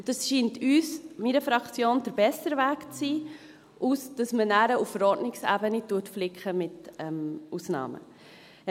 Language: Swiss German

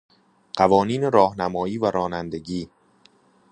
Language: Persian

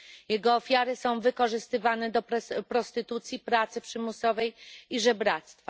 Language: Polish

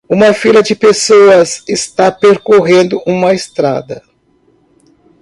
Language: Portuguese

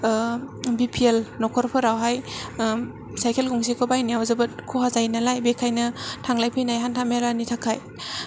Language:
Bodo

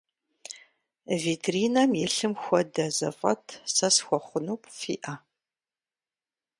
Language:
Kabardian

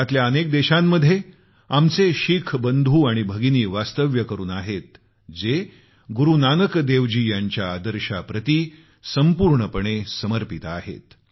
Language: Marathi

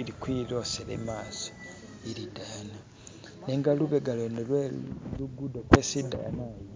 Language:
Masaaba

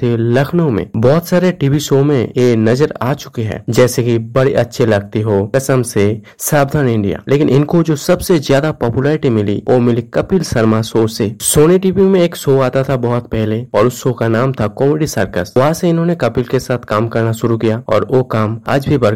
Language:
Hindi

